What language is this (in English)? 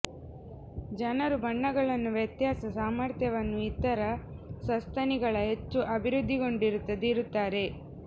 Kannada